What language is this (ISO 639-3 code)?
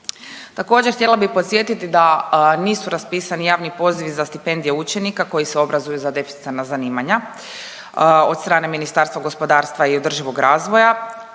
hrv